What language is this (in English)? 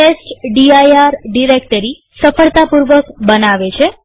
Gujarati